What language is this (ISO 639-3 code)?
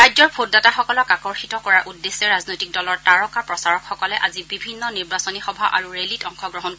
asm